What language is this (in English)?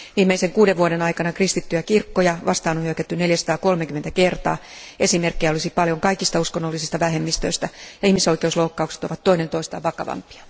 Finnish